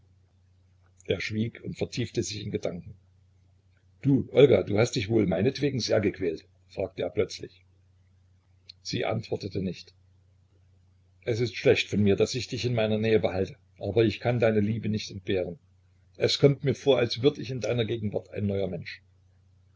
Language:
German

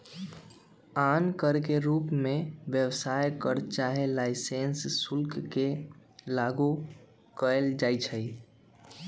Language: Magahi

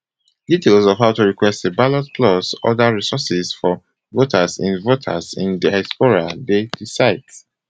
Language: Nigerian Pidgin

